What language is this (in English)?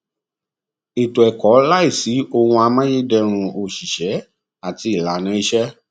Yoruba